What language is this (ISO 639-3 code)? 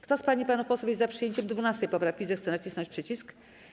pol